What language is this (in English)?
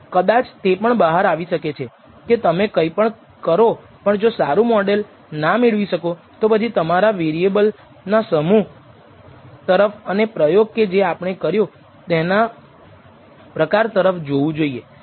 Gujarati